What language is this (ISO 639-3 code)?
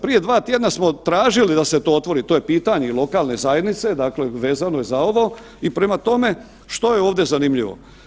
hrv